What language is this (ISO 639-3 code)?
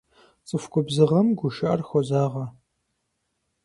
kbd